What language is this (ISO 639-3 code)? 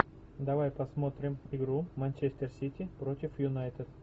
rus